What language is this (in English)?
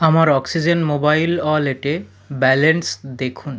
Bangla